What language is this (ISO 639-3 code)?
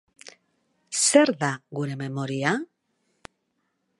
eus